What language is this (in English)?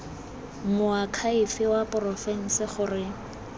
Tswana